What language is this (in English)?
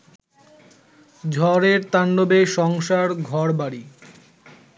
Bangla